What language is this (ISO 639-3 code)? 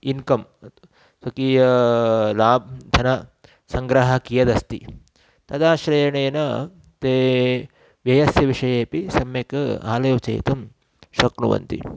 san